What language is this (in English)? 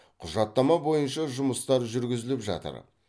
Kazakh